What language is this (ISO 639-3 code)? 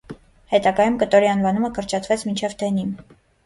hye